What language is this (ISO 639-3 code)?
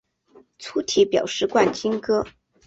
zho